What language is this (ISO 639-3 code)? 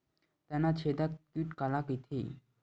hne